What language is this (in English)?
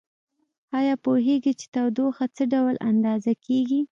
Pashto